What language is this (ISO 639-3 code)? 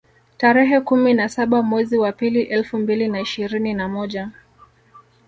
swa